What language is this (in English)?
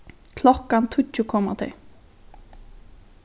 Faroese